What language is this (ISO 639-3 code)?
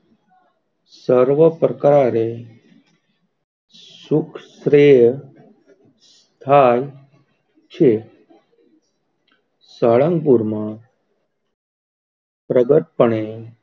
guj